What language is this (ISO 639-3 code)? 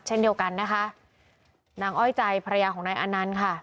tha